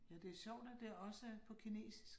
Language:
Danish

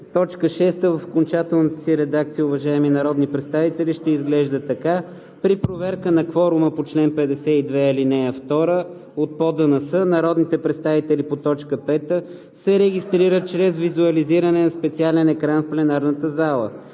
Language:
Bulgarian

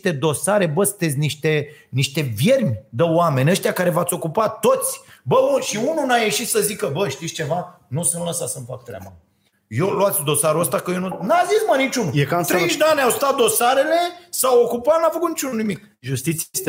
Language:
Romanian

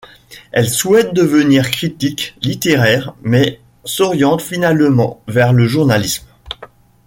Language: French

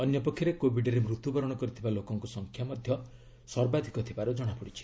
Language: Odia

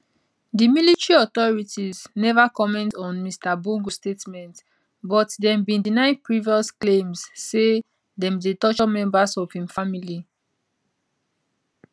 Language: Nigerian Pidgin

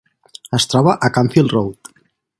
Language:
Catalan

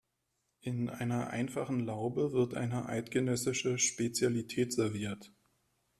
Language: German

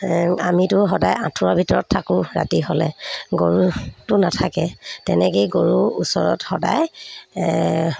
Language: Assamese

